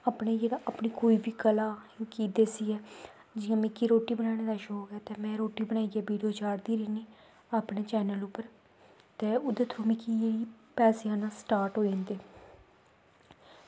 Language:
Dogri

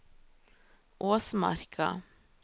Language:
Norwegian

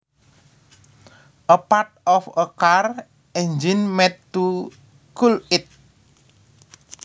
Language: Javanese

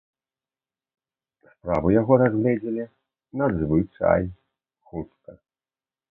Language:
Belarusian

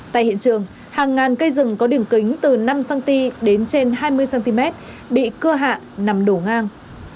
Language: Vietnamese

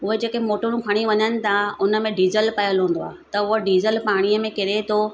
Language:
Sindhi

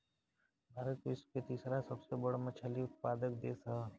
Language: Bhojpuri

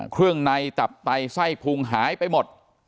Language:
Thai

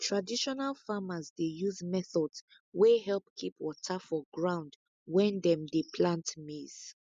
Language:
Nigerian Pidgin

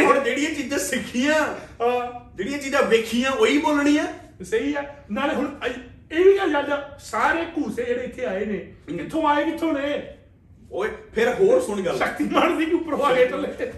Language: Punjabi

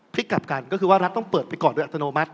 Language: Thai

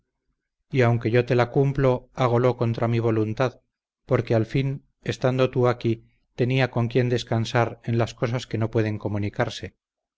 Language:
Spanish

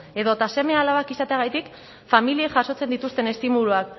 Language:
Basque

